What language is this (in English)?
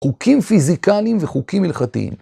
Hebrew